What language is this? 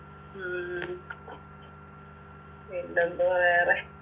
Malayalam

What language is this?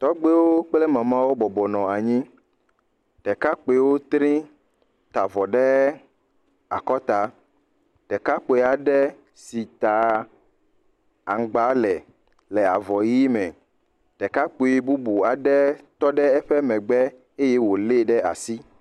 Ewe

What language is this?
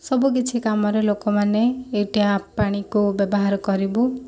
Odia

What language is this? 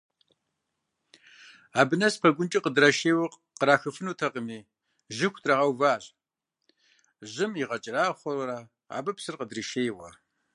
Kabardian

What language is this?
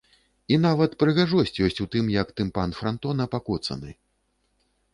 Belarusian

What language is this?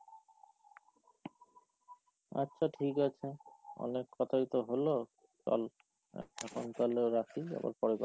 Bangla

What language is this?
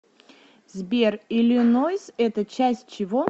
Russian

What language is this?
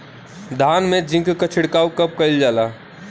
Bhojpuri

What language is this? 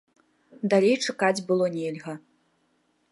Belarusian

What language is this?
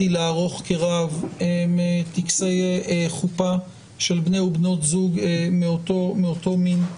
Hebrew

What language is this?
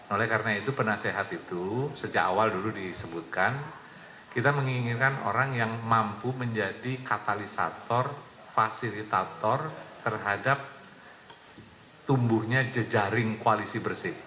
Indonesian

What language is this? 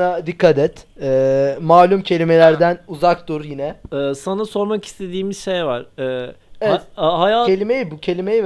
Turkish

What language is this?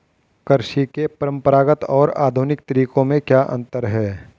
Hindi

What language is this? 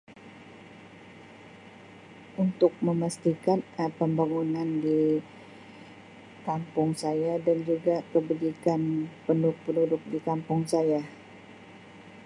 Sabah Malay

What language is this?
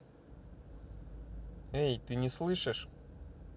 Russian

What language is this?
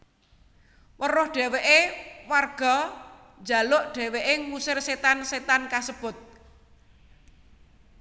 Javanese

